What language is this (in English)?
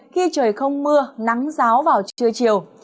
Vietnamese